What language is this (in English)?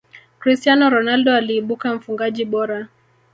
Swahili